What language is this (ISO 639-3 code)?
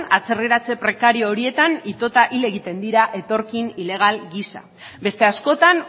eus